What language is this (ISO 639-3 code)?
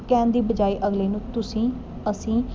pan